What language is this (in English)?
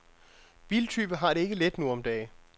Danish